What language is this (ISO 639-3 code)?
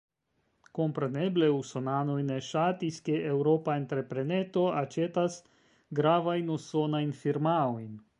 epo